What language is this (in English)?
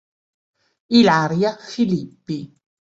Italian